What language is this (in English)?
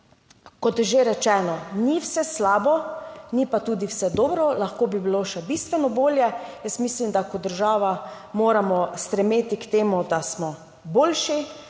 Slovenian